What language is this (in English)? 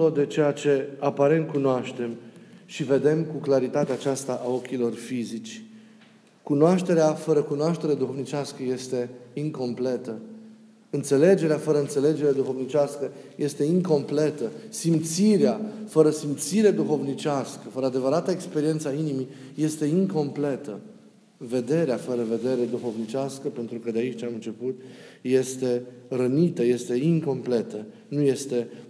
Romanian